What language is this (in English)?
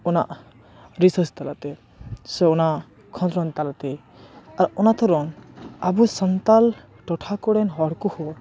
Santali